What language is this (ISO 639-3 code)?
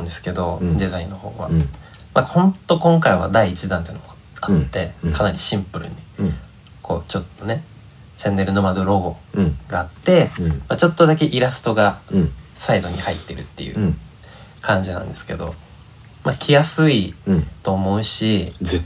jpn